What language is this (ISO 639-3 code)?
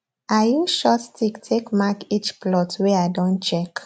pcm